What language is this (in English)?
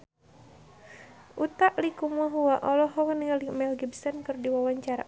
Sundanese